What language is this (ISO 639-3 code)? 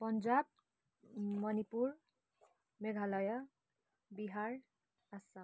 nep